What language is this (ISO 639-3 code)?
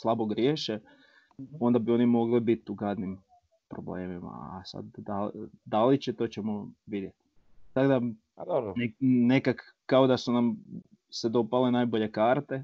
hrv